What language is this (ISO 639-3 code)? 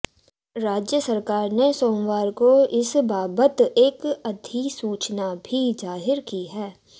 hin